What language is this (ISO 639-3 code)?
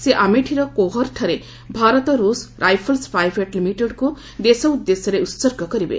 ori